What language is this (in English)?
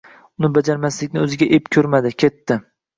Uzbek